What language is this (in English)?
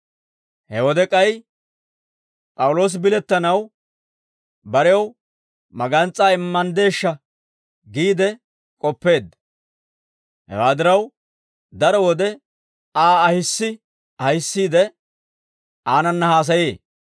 Dawro